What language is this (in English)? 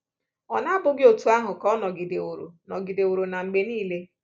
Igbo